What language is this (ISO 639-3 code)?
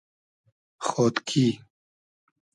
haz